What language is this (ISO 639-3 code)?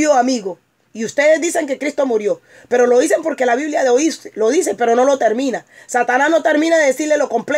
spa